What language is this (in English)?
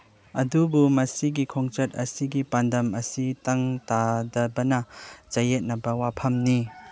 Manipuri